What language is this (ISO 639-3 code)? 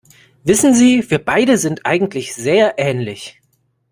deu